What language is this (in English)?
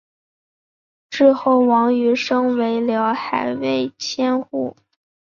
Chinese